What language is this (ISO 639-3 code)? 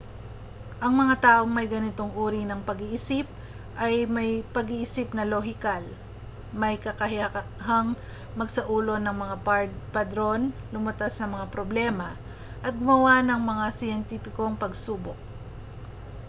fil